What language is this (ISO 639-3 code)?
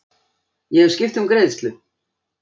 isl